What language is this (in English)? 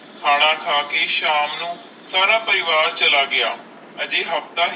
Punjabi